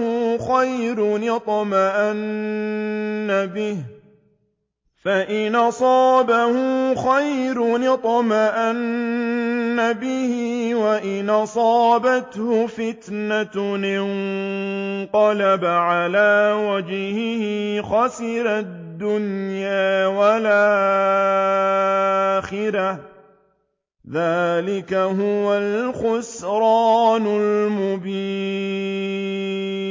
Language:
Arabic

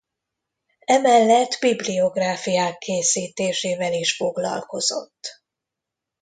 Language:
Hungarian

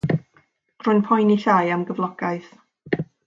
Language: Welsh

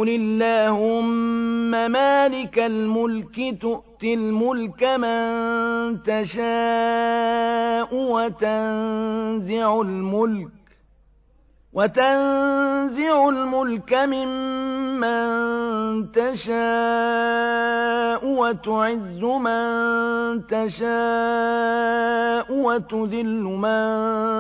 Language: Arabic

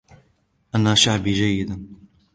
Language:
Arabic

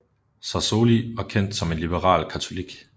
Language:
Danish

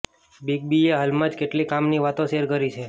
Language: Gujarati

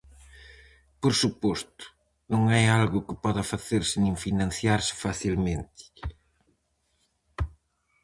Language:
Galician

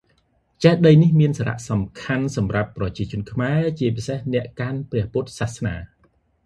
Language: Khmer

